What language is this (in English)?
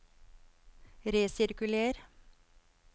Norwegian